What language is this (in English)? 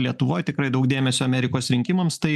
Lithuanian